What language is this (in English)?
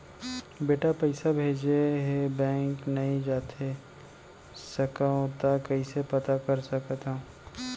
Chhattisgarhi